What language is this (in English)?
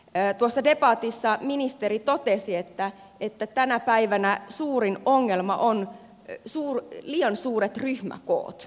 Finnish